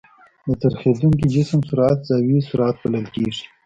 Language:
Pashto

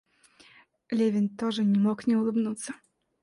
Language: Russian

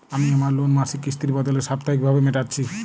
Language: Bangla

